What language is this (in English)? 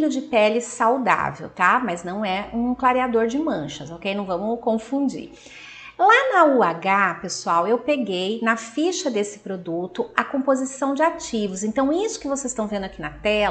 Portuguese